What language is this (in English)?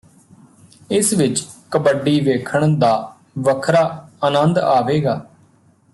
Punjabi